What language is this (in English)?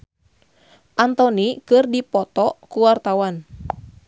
Sundanese